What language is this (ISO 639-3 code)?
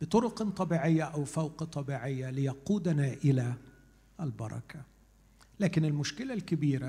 ara